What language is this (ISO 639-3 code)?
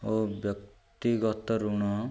ori